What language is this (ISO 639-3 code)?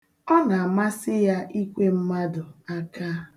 ibo